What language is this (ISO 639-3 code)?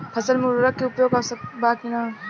bho